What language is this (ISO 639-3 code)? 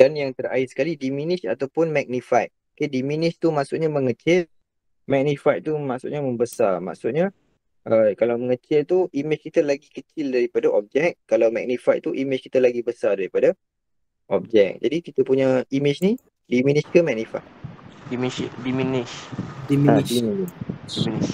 msa